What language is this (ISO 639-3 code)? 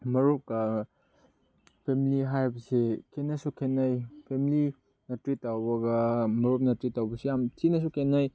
mni